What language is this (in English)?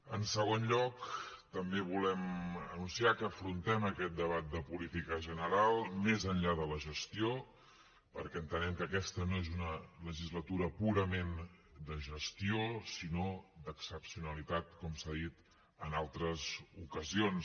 Catalan